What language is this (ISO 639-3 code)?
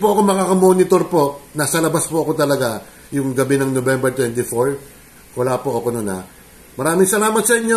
fil